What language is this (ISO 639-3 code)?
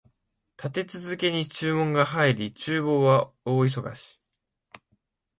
jpn